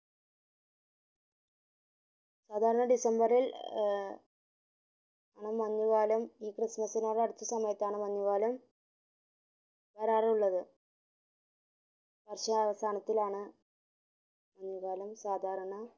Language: Malayalam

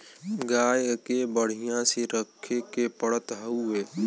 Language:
Bhojpuri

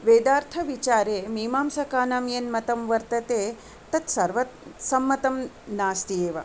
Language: Sanskrit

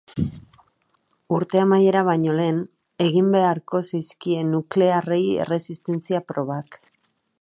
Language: Basque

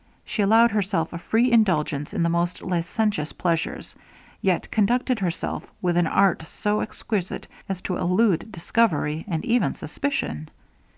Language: English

